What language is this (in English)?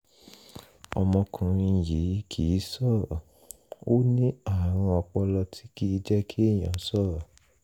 Yoruba